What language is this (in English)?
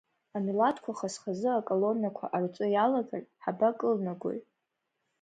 Abkhazian